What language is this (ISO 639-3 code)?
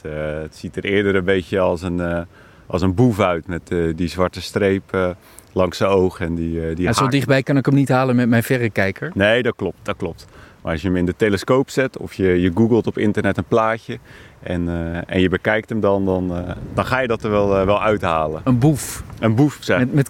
nld